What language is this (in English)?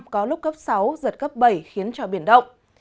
Vietnamese